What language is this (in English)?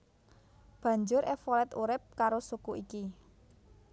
Javanese